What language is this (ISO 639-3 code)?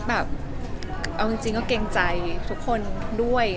tha